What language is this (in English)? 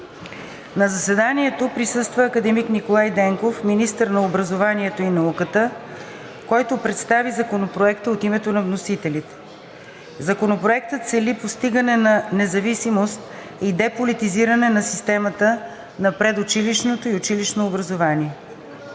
Bulgarian